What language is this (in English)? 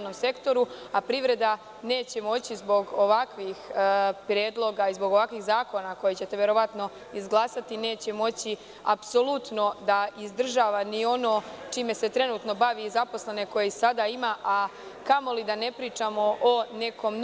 Serbian